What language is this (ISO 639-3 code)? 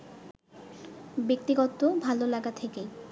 ben